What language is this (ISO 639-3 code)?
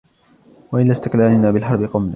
ara